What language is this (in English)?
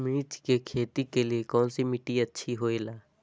Magahi